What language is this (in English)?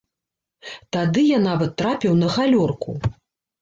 Belarusian